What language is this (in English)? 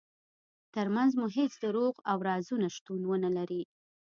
Pashto